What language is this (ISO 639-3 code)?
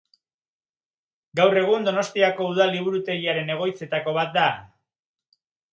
eus